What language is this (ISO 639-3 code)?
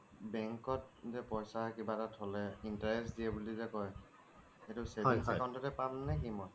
asm